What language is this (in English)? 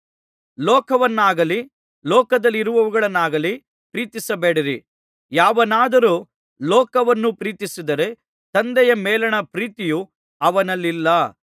Kannada